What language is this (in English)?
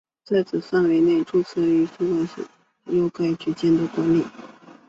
Chinese